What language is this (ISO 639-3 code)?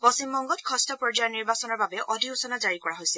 asm